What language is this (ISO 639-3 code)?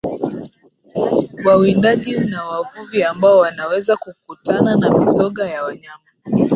swa